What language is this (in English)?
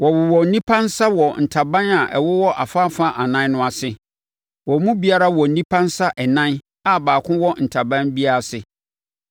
Akan